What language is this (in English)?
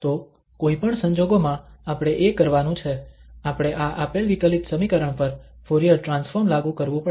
Gujarati